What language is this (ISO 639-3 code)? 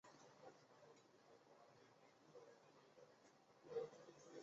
zho